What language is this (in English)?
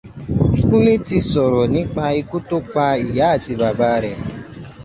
Yoruba